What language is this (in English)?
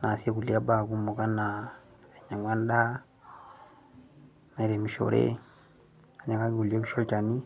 Masai